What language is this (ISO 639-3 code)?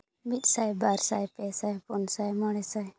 sat